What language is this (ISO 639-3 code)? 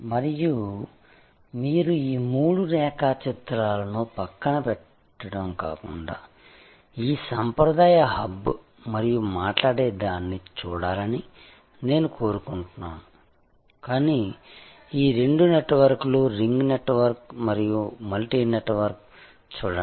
tel